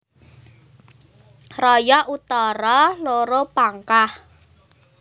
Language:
Javanese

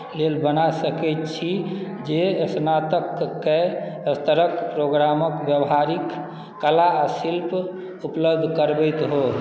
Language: Maithili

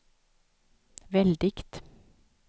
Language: Swedish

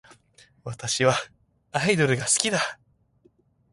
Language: Japanese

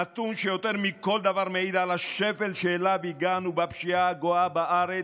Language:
Hebrew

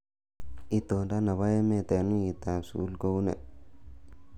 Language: Kalenjin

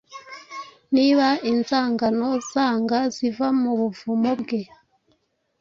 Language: Kinyarwanda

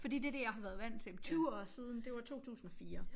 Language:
Danish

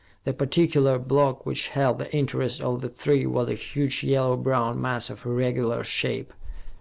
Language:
English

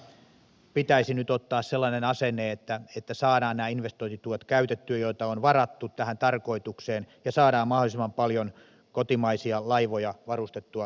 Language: Finnish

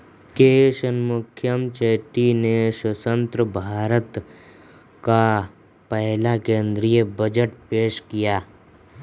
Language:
Hindi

